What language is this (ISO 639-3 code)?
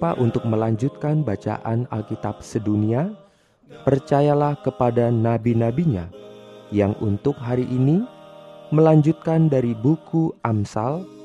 ind